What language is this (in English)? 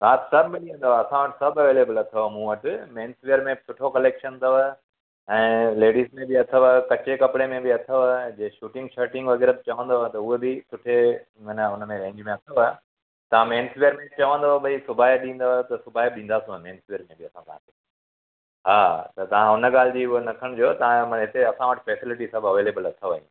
Sindhi